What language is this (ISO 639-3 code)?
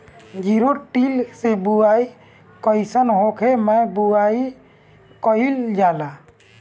bho